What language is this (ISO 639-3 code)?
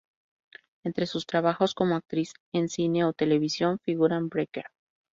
spa